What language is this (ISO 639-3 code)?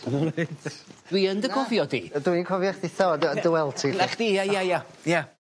cym